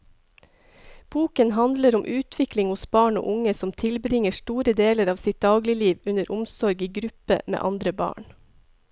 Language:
Norwegian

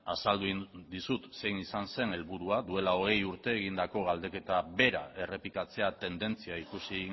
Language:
Basque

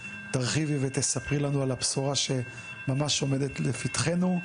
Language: Hebrew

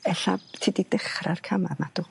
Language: Welsh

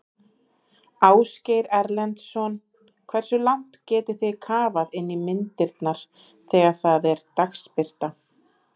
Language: Icelandic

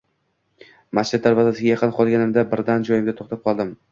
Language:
Uzbek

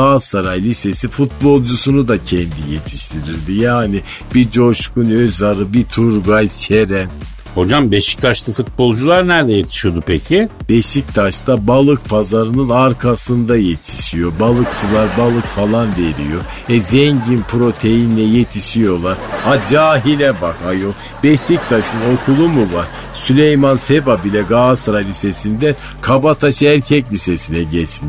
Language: Turkish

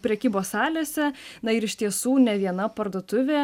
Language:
Lithuanian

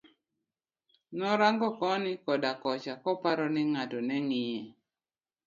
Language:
Luo (Kenya and Tanzania)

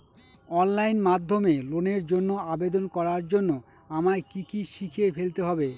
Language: Bangla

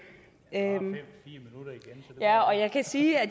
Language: Danish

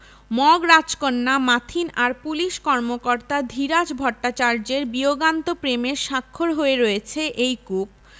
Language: Bangla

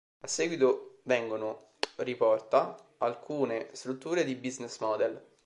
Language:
Italian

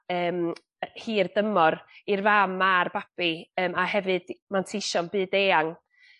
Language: Welsh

